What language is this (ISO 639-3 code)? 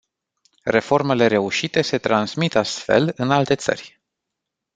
ron